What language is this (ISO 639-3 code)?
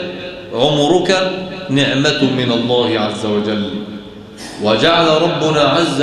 ara